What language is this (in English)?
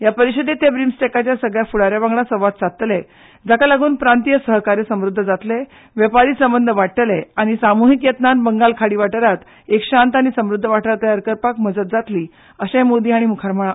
Konkani